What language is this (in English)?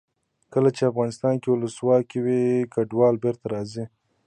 Pashto